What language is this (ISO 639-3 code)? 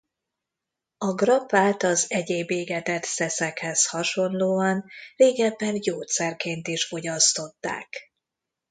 hun